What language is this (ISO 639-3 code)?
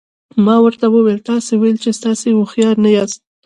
pus